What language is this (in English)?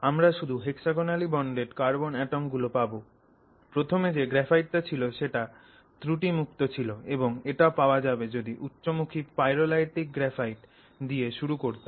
Bangla